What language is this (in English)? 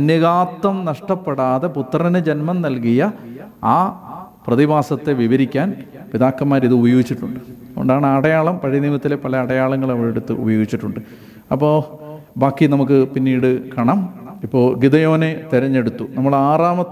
Malayalam